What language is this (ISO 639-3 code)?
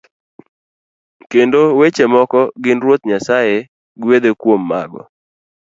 luo